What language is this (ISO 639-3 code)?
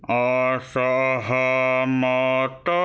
ori